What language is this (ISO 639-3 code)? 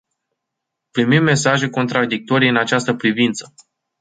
ron